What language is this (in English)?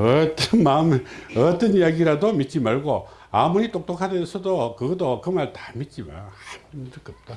Korean